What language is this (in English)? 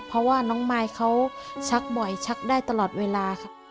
Thai